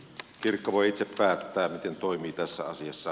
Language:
Finnish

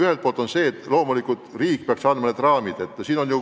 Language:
Estonian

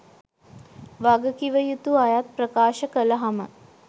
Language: Sinhala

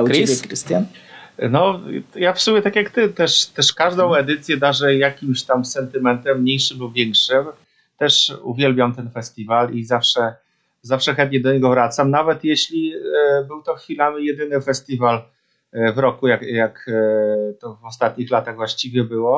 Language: Polish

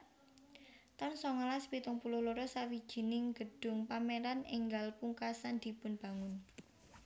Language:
Javanese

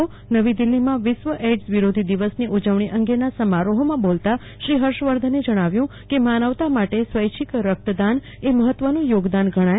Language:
Gujarati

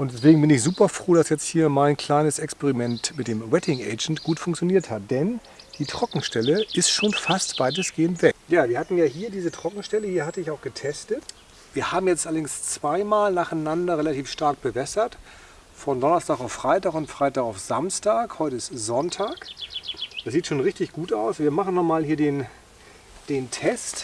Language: German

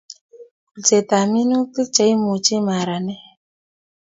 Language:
Kalenjin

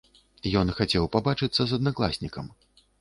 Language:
Belarusian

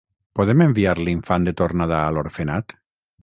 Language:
Catalan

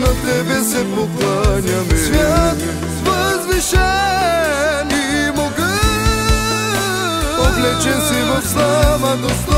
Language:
Bulgarian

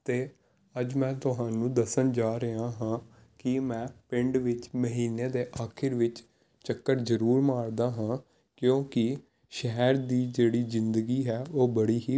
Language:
Punjabi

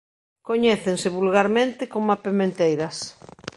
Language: Galician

